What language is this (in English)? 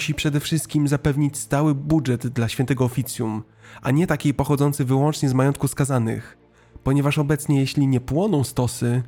Polish